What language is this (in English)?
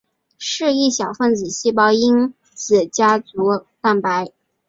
Chinese